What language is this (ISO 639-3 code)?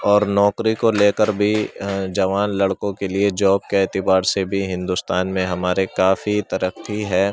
urd